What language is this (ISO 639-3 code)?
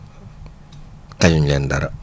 wol